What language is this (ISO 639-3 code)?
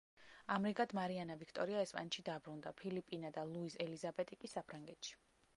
kat